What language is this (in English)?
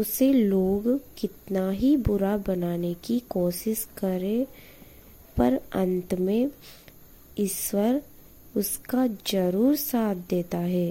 Hindi